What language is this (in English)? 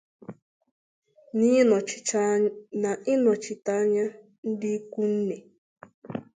Igbo